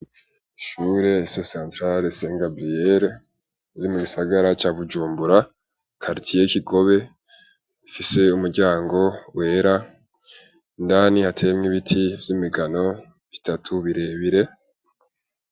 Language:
Rundi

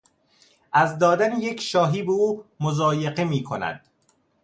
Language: Persian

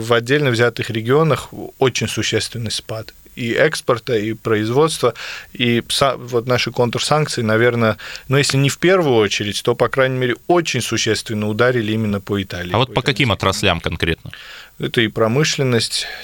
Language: Russian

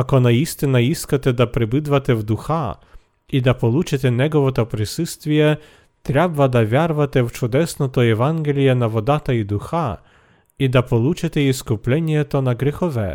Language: Bulgarian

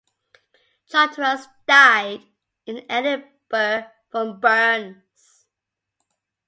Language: English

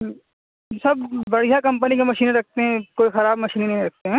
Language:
Urdu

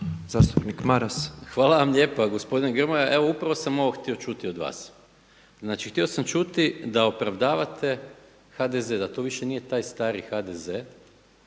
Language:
Croatian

